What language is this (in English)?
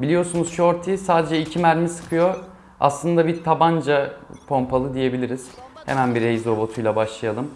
Turkish